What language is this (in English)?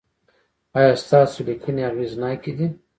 Pashto